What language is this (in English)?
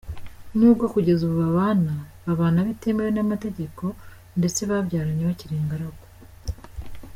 Kinyarwanda